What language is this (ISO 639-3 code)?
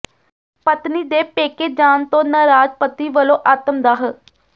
pan